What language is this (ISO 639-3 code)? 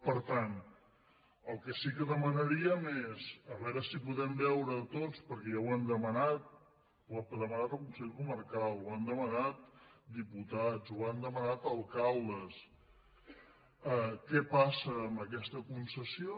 cat